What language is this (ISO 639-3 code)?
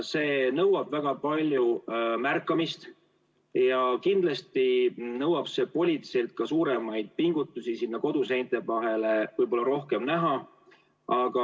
est